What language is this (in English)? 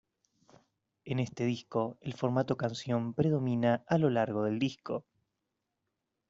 Spanish